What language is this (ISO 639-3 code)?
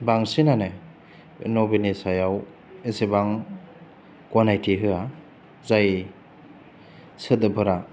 brx